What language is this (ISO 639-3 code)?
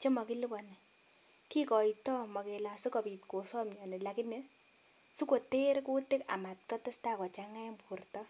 kln